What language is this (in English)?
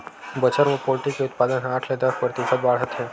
Chhattisgarhi